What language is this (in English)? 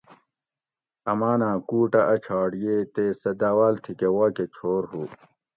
Gawri